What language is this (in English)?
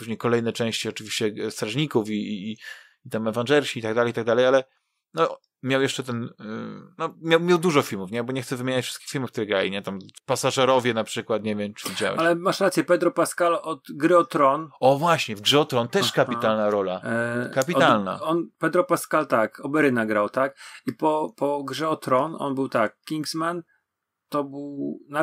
Polish